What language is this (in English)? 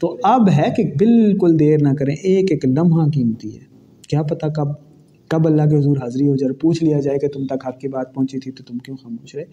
Urdu